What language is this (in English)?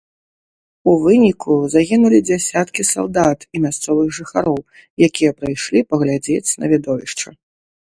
Belarusian